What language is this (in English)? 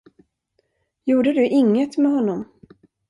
Swedish